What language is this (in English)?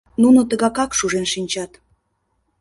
Mari